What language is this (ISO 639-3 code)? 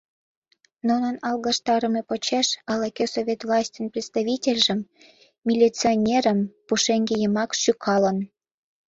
chm